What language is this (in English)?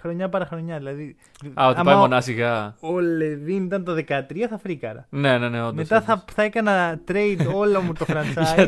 Greek